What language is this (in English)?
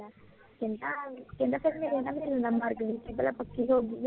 Punjabi